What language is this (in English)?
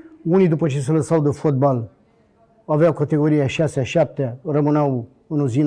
Romanian